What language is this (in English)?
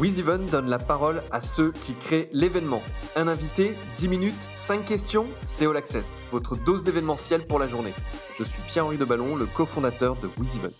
French